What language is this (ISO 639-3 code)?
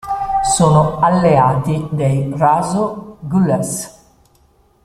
ita